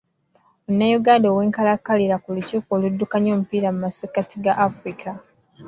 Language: Ganda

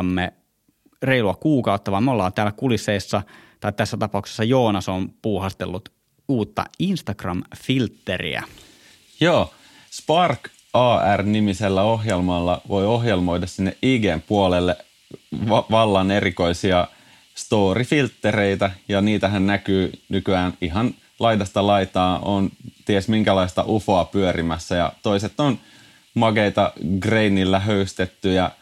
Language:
Finnish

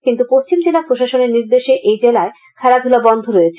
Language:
Bangla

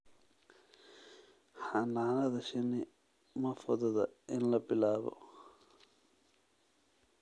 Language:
Somali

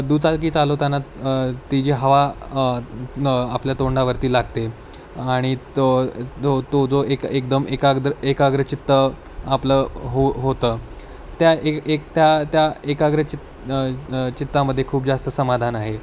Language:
Marathi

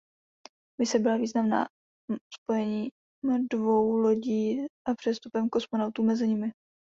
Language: Czech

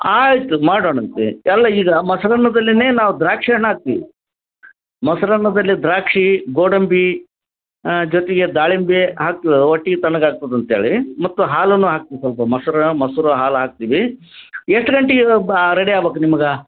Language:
Kannada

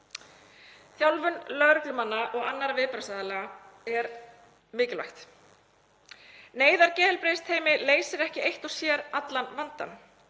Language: Icelandic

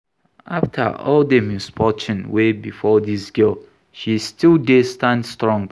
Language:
Nigerian Pidgin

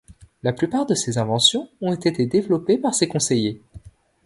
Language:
French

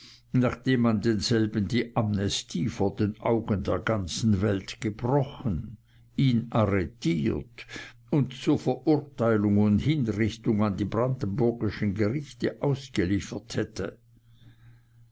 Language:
German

